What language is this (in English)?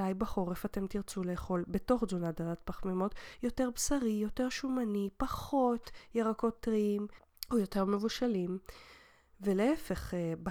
Hebrew